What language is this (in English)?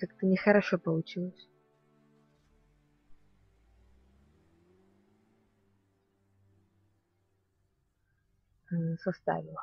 Russian